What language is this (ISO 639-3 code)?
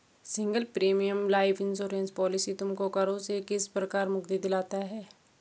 hin